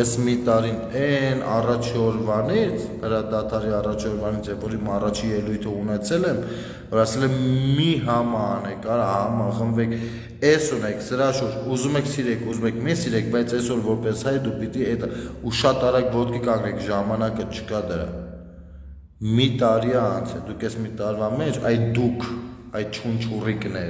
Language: Romanian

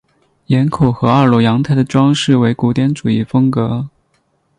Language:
Chinese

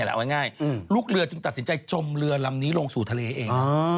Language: Thai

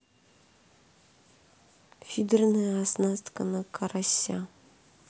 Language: Russian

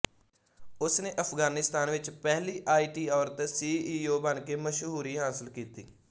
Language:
Punjabi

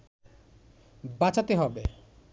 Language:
Bangla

